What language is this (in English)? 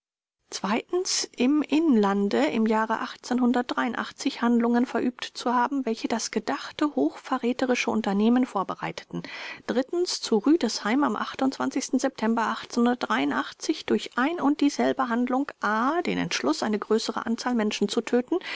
German